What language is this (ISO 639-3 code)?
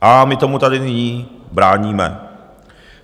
ces